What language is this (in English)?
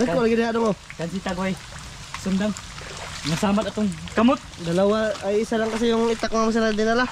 Filipino